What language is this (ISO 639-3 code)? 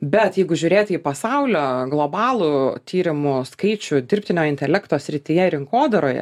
lit